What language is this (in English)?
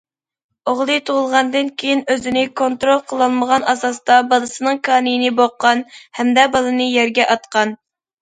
Uyghur